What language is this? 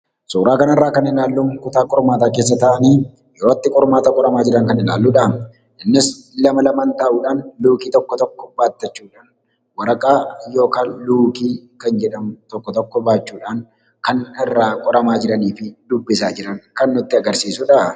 Oromo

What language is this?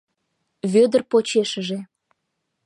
Mari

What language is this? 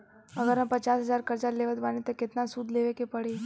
Bhojpuri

